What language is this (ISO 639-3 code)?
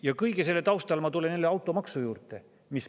est